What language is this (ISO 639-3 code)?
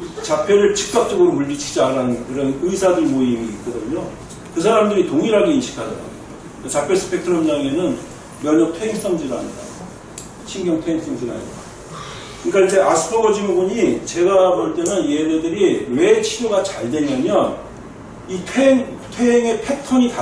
kor